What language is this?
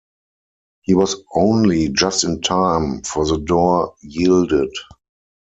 English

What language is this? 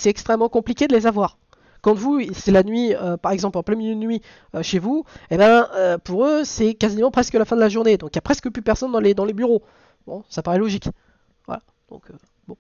French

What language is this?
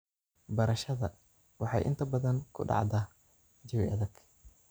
Somali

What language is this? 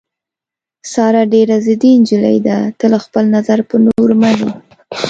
Pashto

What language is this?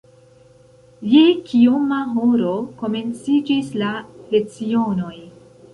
Esperanto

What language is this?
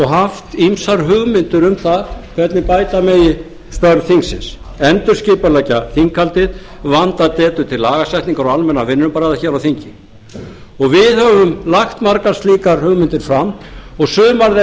Icelandic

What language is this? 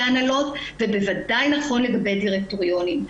Hebrew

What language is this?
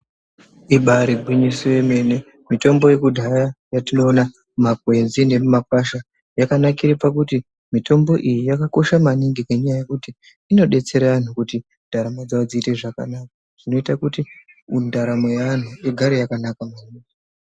Ndau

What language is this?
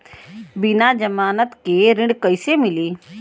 Bhojpuri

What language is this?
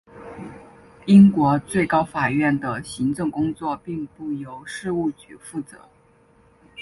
Chinese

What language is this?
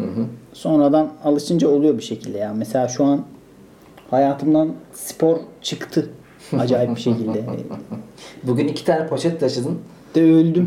Turkish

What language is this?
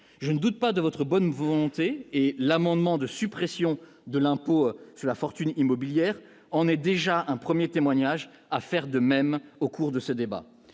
French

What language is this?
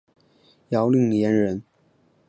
Chinese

